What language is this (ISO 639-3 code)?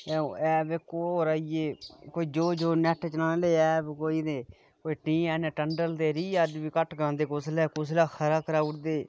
doi